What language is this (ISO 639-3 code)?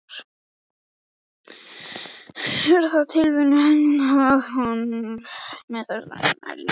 isl